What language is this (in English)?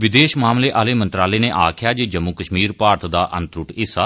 Dogri